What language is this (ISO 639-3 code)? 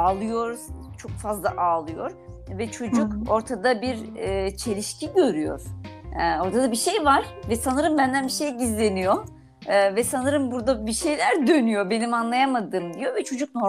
tur